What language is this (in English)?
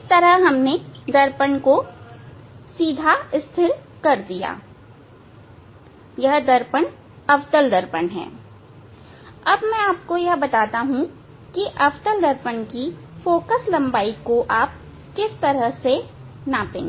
Hindi